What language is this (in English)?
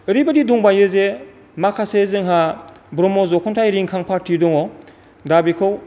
Bodo